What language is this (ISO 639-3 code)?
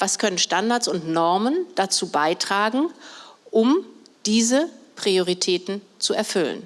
deu